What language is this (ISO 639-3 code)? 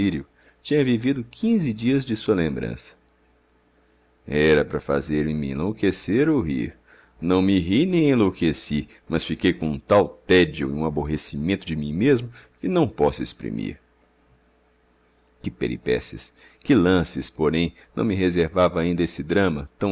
por